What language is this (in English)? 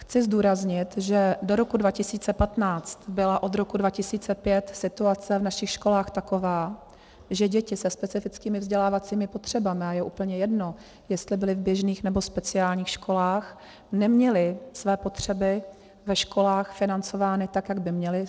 Czech